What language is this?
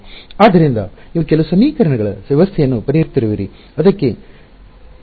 Kannada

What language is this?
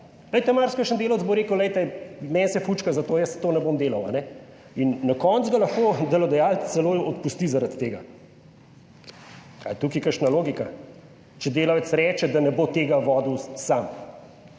Slovenian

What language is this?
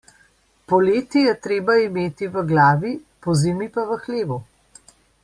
Slovenian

